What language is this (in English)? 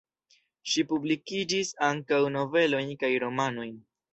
Esperanto